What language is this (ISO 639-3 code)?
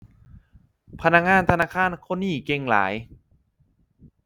tha